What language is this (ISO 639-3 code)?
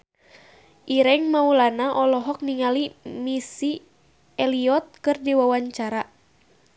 sun